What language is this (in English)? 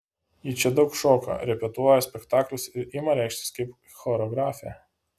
Lithuanian